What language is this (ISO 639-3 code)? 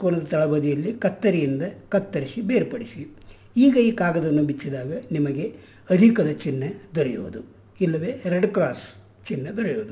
kan